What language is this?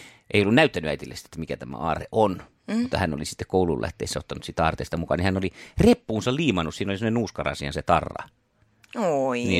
Finnish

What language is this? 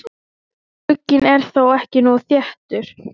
Icelandic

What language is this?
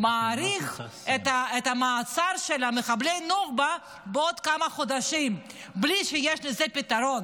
Hebrew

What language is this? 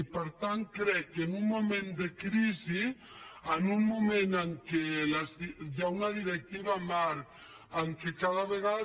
Catalan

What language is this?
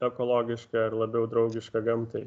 Lithuanian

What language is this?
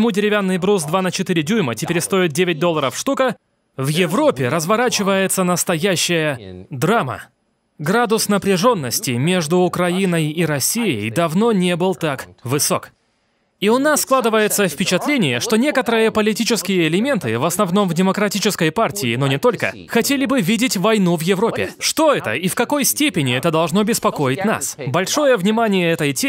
Russian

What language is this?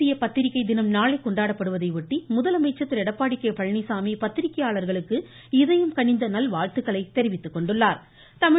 Tamil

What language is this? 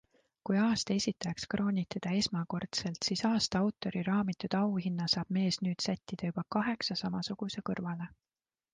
Estonian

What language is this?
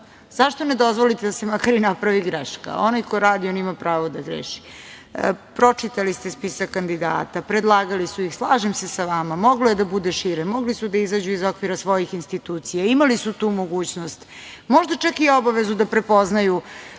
Serbian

